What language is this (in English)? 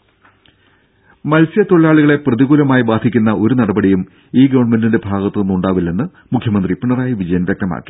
Malayalam